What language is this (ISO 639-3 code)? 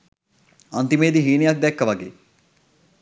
sin